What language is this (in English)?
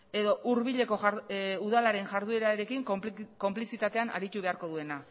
Basque